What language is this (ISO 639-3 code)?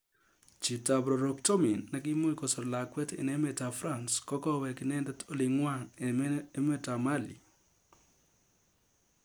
kln